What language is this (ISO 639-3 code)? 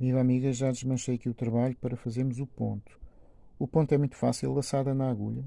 por